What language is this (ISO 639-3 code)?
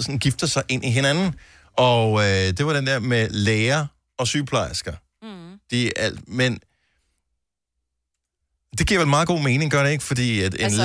dan